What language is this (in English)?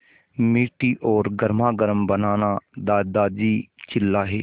Hindi